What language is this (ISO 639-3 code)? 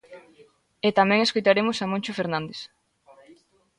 glg